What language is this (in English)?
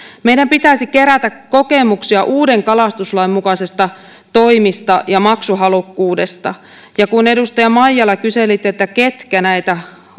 Finnish